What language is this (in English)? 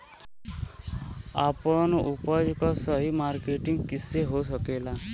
Bhojpuri